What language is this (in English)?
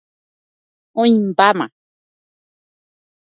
Guarani